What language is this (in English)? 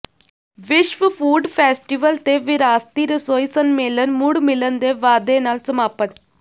Punjabi